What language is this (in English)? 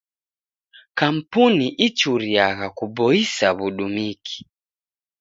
Taita